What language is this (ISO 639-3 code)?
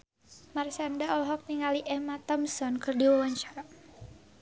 sun